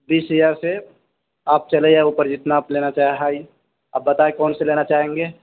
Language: Urdu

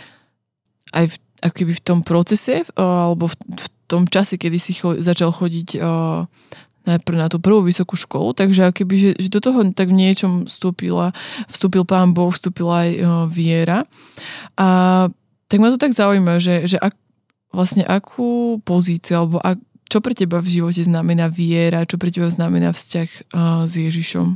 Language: Slovak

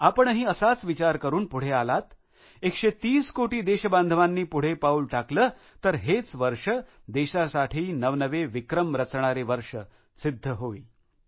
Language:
Marathi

